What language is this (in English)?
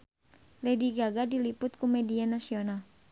Sundanese